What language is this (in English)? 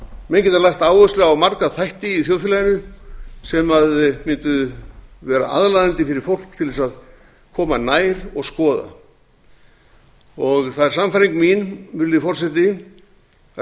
Icelandic